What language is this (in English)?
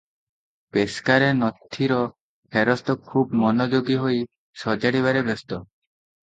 Odia